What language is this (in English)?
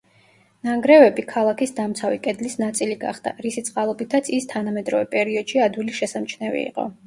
Georgian